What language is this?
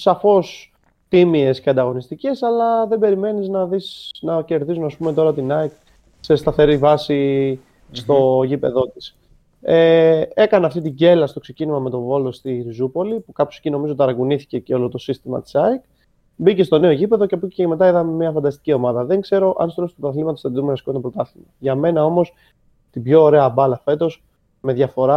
Greek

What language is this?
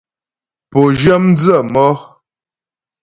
Ghomala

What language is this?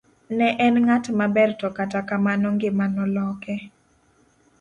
Luo (Kenya and Tanzania)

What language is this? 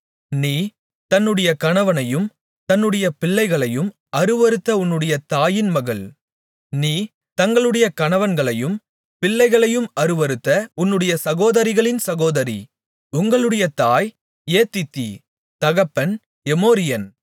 Tamil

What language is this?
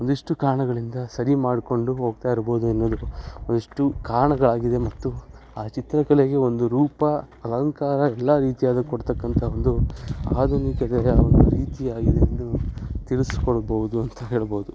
Kannada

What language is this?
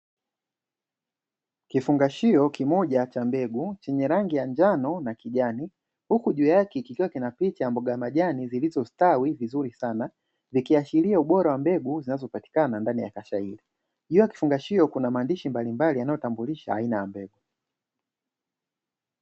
Swahili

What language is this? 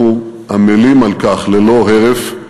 Hebrew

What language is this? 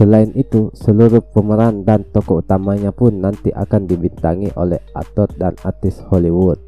Indonesian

